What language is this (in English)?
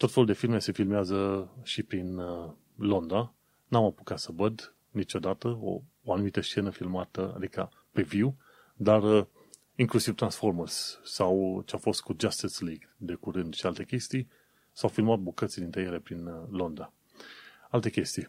Romanian